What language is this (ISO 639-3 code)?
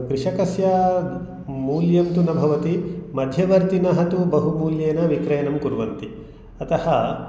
san